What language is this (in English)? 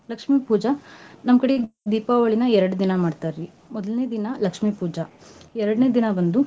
Kannada